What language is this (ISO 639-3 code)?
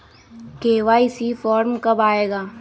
mag